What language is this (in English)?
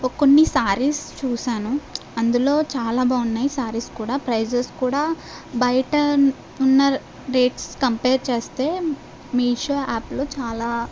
Telugu